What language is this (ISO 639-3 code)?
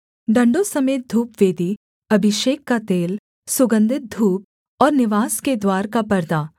hin